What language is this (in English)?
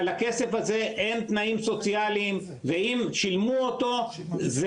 Hebrew